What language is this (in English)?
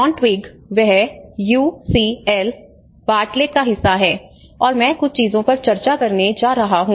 Hindi